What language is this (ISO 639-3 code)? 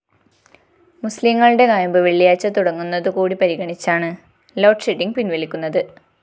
mal